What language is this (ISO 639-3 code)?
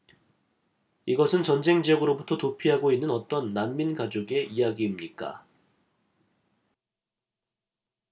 kor